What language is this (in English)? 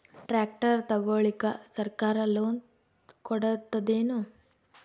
Kannada